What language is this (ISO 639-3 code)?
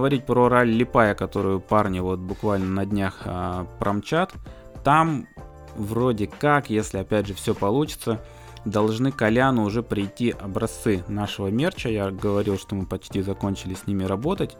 rus